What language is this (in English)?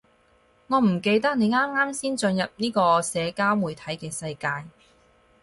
Cantonese